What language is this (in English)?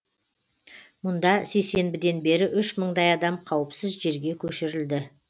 Kazakh